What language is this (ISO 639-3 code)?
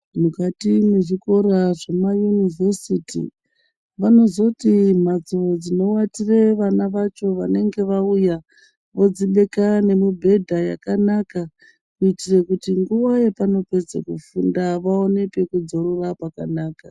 ndc